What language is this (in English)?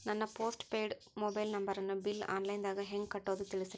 Kannada